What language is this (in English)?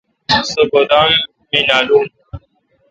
Kalkoti